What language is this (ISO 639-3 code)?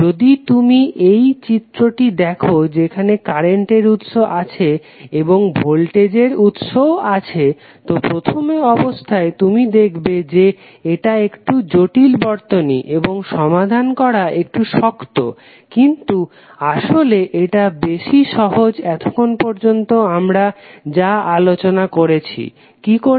ben